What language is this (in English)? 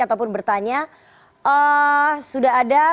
Indonesian